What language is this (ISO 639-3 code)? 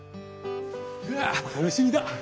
jpn